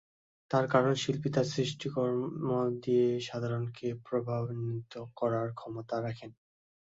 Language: Bangla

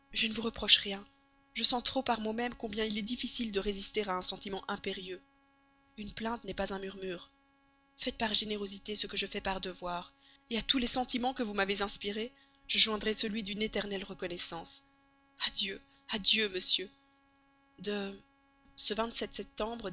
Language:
French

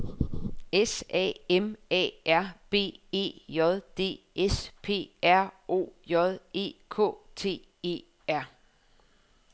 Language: Danish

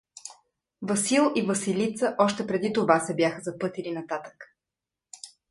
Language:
Bulgarian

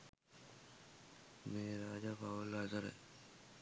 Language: Sinhala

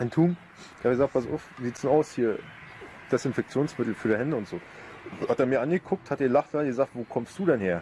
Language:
German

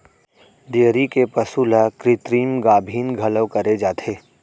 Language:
Chhattisgarhi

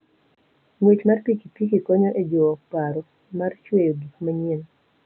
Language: Luo (Kenya and Tanzania)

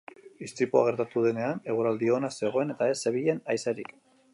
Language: Basque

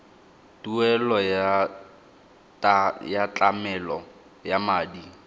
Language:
Tswana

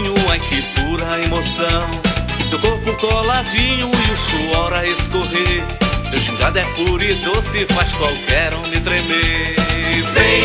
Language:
Portuguese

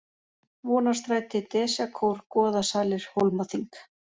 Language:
Icelandic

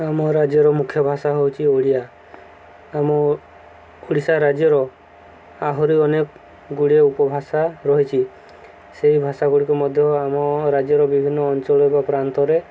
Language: Odia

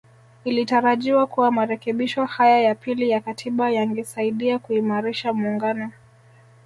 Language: Swahili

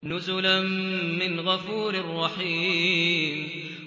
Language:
Arabic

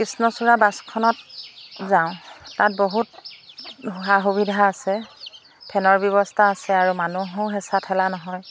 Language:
Assamese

